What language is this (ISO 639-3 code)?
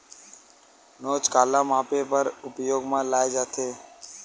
hne